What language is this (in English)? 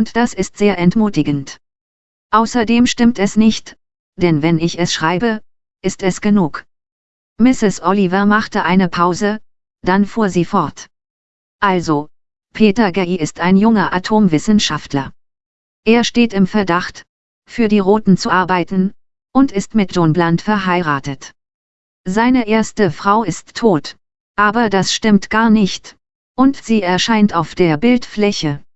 German